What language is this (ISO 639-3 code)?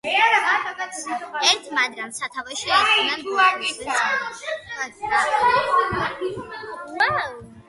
kat